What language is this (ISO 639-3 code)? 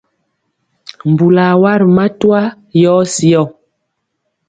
mcx